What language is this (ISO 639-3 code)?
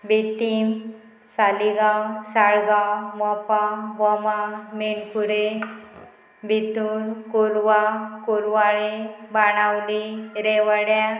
kok